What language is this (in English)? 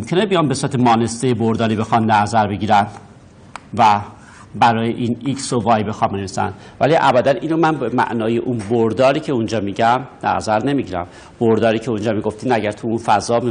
Persian